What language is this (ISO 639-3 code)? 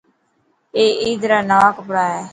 mki